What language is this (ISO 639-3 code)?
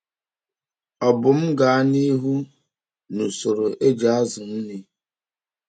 ibo